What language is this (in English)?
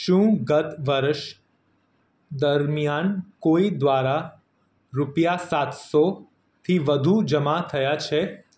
Gujarati